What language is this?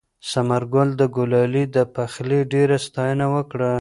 Pashto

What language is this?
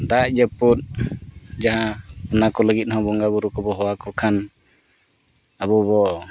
Santali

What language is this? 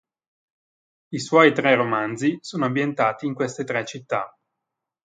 Italian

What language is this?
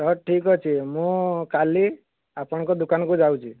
Odia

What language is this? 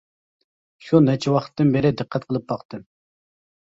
Uyghur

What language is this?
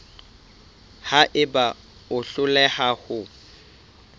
Southern Sotho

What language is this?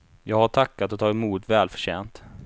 Swedish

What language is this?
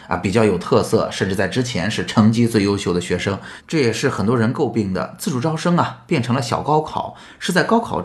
Chinese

